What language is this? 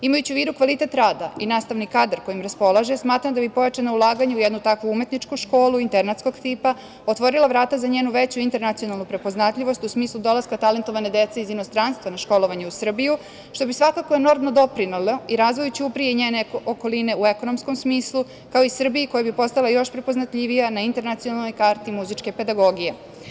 Serbian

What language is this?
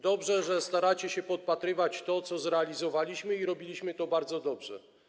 Polish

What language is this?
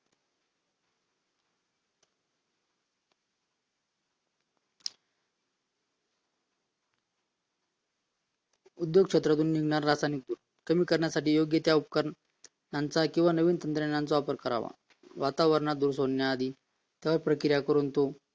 Marathi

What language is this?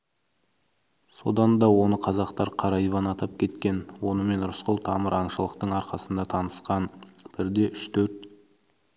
Kazakh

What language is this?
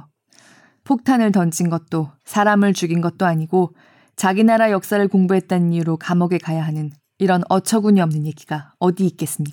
Korean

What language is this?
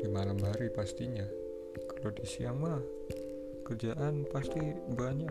Indonesian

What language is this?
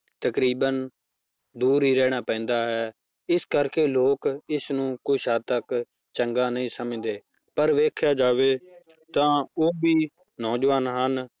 Punjabi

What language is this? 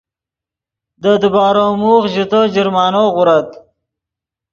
Yidgha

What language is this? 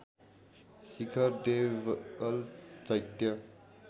Nepali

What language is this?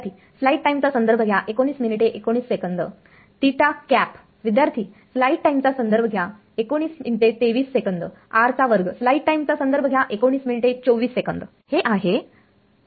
Marathi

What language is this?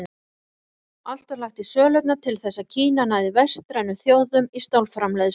Icelandic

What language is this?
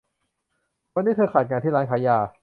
Thai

